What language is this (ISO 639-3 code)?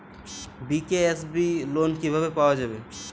ben